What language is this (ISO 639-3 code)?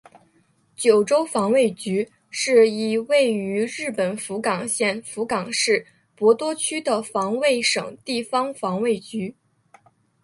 zho